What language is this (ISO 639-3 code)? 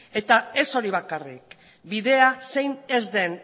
eus